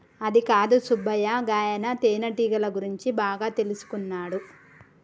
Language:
Telugu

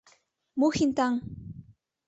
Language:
Mari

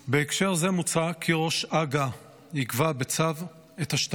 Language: Hebrew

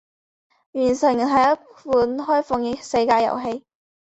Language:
Chinese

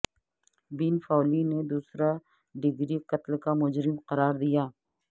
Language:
Urdu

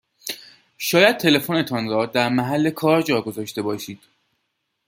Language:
Persian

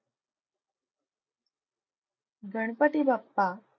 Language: Marathi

